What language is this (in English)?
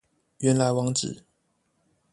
Chinese